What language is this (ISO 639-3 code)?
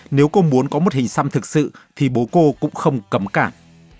vie